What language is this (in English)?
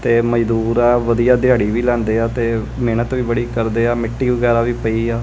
Punjabi